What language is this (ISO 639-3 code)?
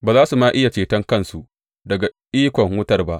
hau